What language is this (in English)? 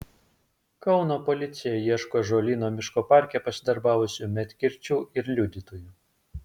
Lithuanian